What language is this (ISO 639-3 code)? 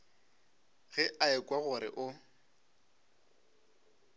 nso